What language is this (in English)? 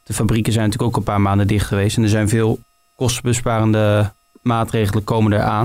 Dutch